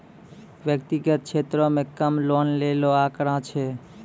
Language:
Maithili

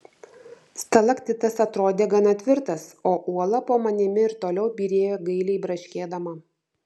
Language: Lithuanian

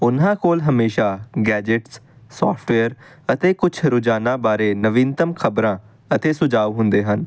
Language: Punjabi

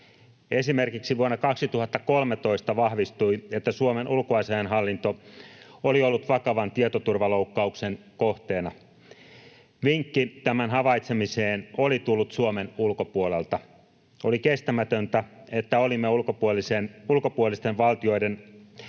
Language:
Finnish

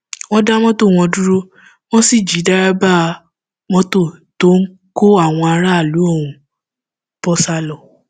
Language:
Yoruba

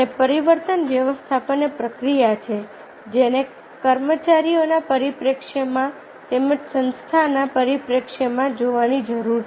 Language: Gujarati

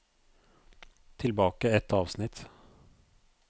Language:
Norwegian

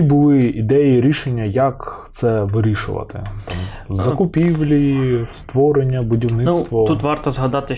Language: Ukrainian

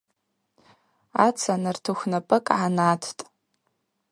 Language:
Abaza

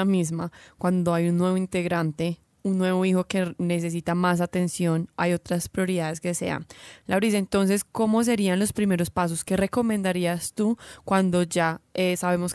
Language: Spanish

